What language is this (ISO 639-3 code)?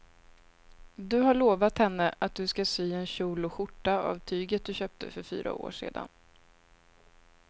swe